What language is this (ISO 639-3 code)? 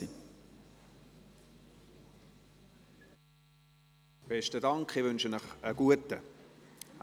gsw